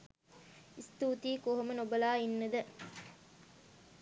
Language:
Sinhala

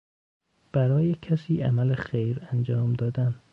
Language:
Persian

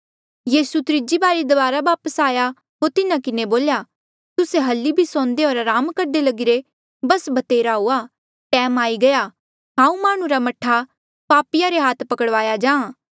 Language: Mandeali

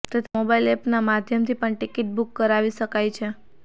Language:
Gujarati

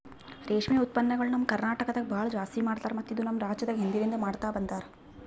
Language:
Kannada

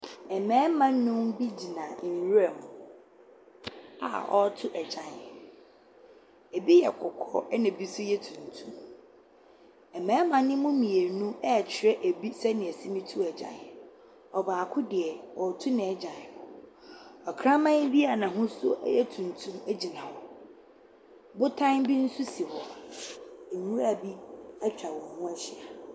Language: Akan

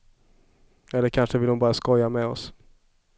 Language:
Swedish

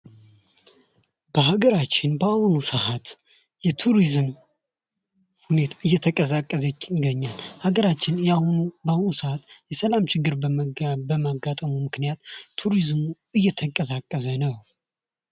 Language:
Amharic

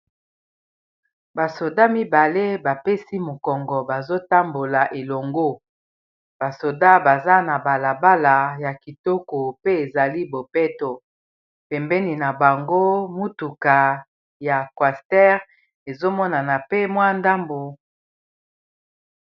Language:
Lingala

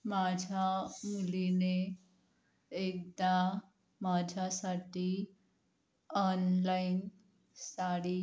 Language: Marathi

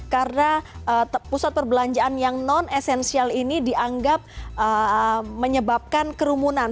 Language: Indonesian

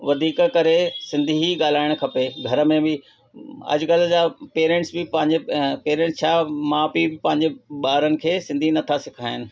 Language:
Sindhi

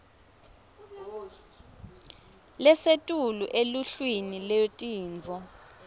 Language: Swati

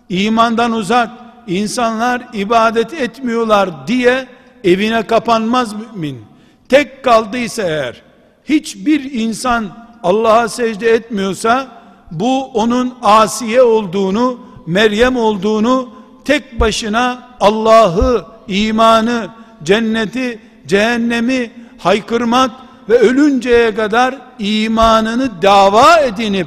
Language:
Turkish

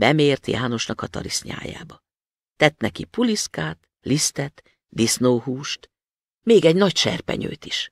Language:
Hungarian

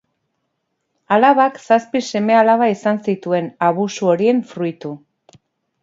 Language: Basque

